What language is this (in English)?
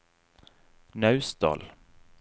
Norwegian